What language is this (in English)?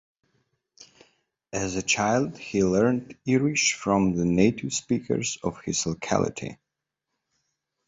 English